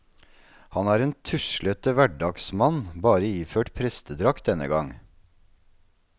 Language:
Norwegian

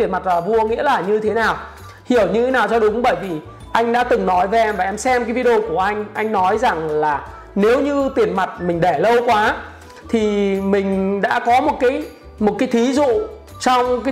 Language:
Vietnamese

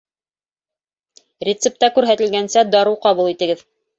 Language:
Bashkir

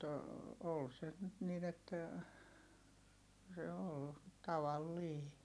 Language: Finnish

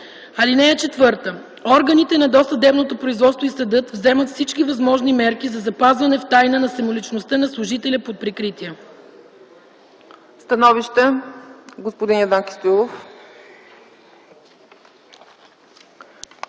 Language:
Bulgarian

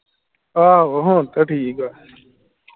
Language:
Punjabi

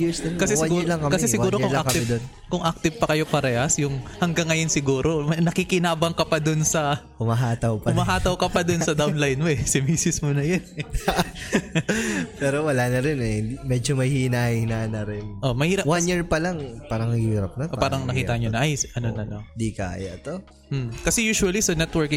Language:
Filipino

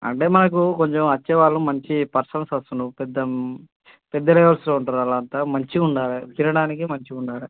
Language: Telugu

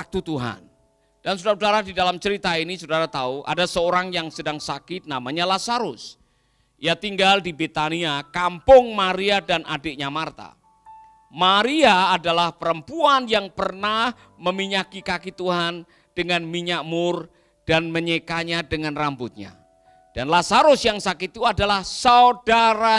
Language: Indonesian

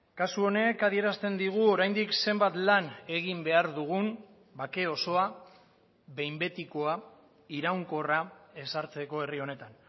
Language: Basque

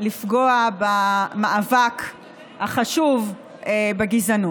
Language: Hebrew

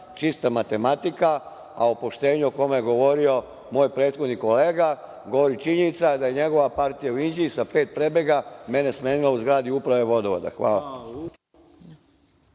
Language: Serbian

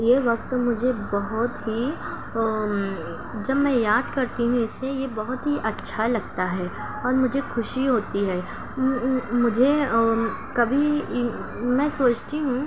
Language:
Urdu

